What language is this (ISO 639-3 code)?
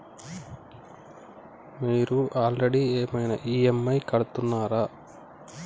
tel